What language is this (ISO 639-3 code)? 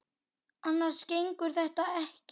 isl